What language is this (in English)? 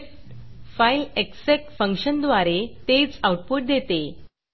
Marathi